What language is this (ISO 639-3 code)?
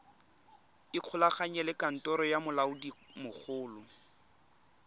tsn